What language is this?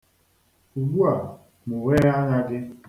Igbo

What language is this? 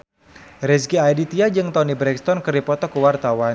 Sundanese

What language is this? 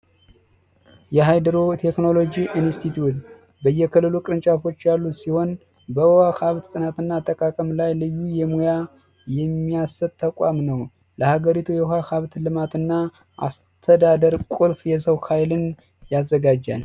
Amharic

